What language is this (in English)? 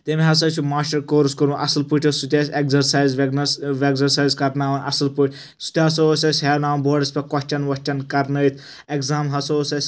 Kashmiri